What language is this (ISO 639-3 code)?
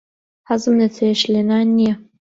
ckb